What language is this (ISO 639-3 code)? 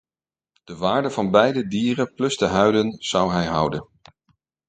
nld